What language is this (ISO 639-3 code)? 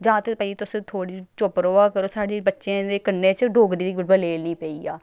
doi